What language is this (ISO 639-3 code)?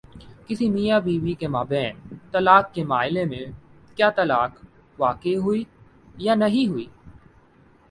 urd